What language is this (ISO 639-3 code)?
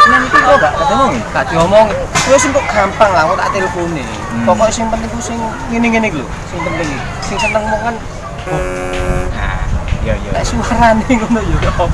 ind